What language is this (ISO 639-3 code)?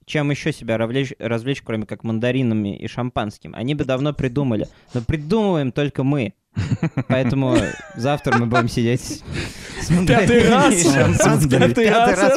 rus